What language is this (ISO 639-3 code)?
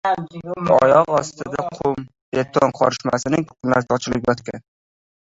uzb